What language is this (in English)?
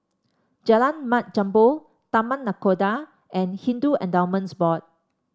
English